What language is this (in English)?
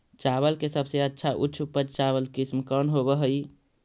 Magahi